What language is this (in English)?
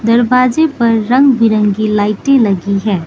Hindi